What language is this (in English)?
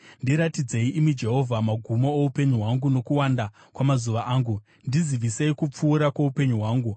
Shona